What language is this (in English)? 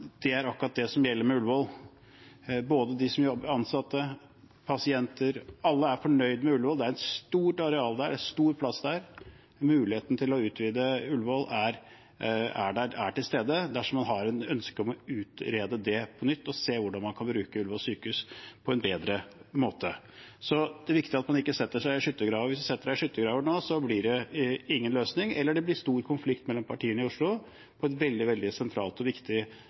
Norwegian Bokmål